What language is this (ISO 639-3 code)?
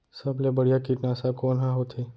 hne